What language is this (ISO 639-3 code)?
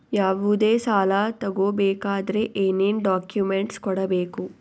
kan